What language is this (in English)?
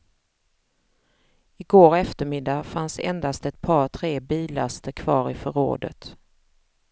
Swedish